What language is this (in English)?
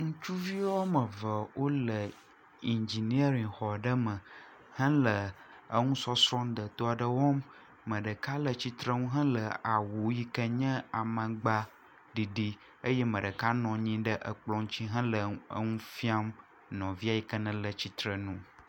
Ewe